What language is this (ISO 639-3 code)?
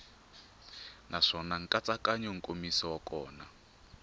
tso